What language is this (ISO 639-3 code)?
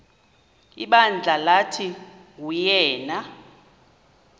xho